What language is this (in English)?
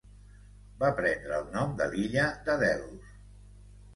Catalan